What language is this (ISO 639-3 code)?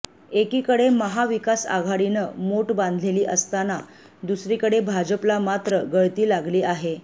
mar